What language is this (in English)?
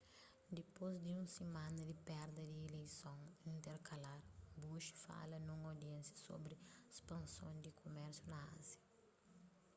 Kabuverdianu